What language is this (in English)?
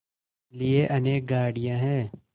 Hindi